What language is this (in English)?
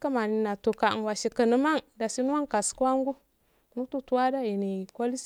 Afade